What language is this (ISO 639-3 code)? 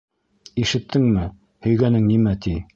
bak